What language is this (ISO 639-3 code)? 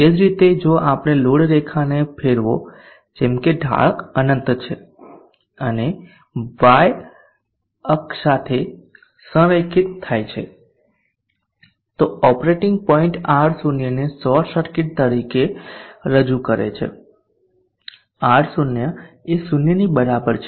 guj